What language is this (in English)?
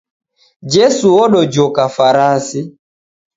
Taita